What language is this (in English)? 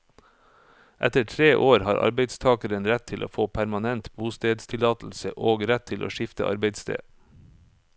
Norwegian